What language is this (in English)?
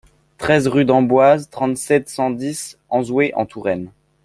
French